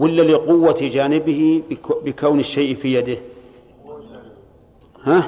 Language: Arabic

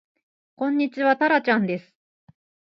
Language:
Japanese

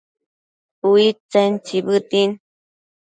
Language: Matsés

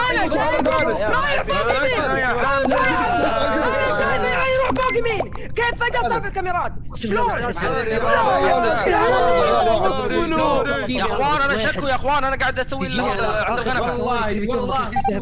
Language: Arabic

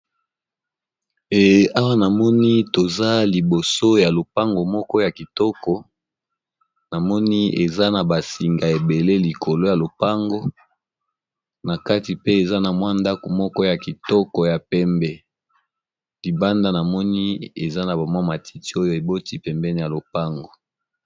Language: Lingala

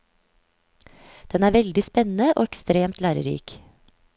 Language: Norwegian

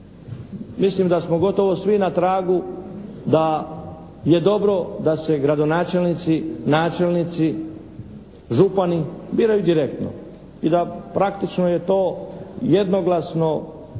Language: Croatian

